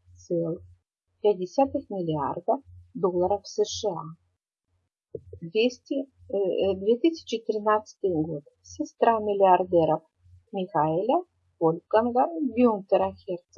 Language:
Russian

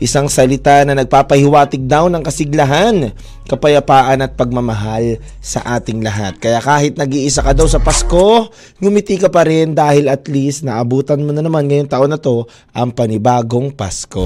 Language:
Filipino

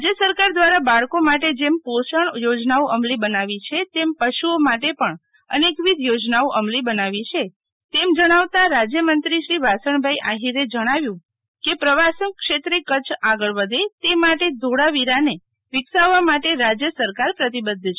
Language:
Gujarati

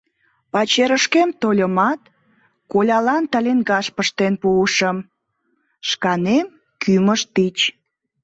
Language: Mari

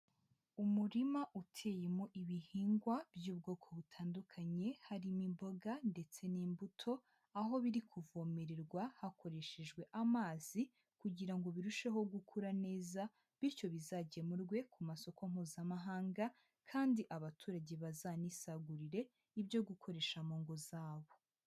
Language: Kinyarwanda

